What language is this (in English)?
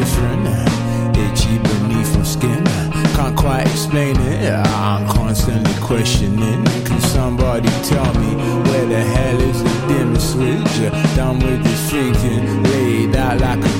Polish